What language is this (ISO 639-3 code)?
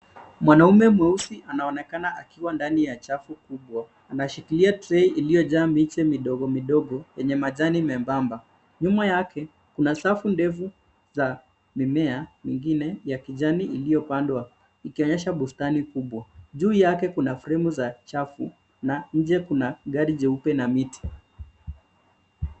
swa